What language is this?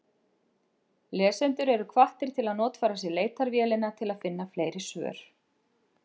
Icelandic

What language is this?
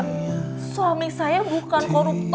Indonesian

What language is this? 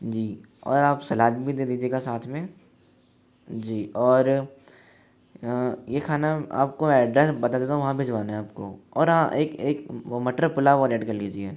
Hindi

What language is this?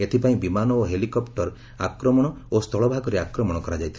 Odia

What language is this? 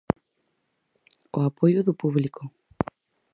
Galician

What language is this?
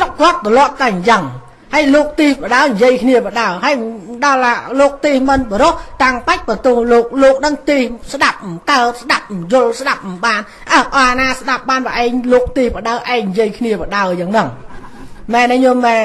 Vietnamese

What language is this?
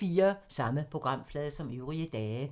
Danish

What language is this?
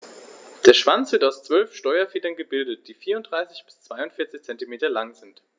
German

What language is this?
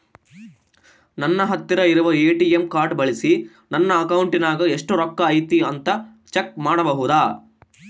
Kannada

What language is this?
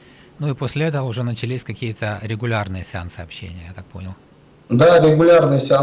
Russian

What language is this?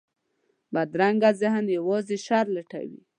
Pashto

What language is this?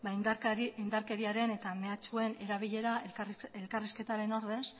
Basque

